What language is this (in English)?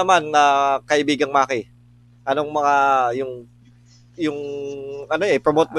Filipino